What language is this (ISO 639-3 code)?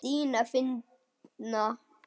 isl